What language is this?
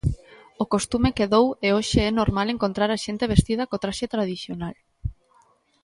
Galician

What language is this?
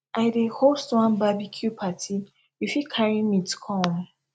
Nigerian Pidgin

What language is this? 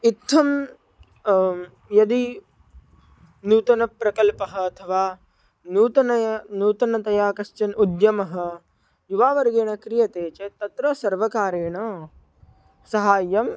Sanskrit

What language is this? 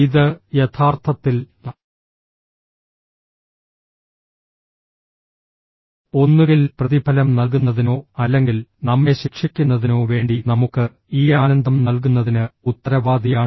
Malayalam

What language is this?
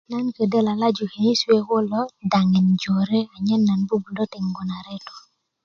Kuku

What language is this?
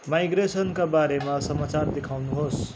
Nepali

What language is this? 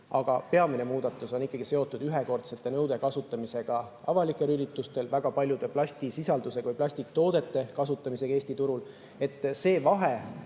Estonian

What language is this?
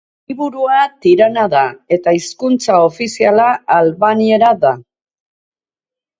Basque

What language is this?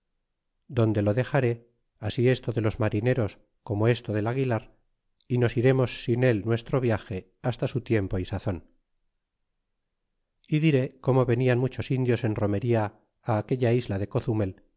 Spanish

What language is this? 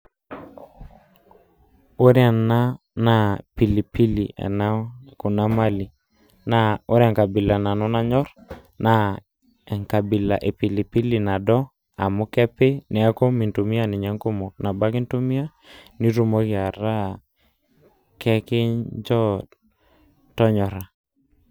Masai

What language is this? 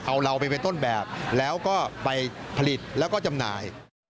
Thai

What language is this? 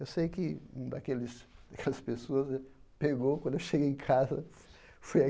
Portuguese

